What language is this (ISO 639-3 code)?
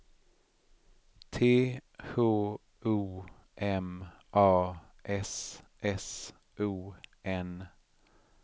swe